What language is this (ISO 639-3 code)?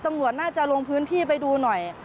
tha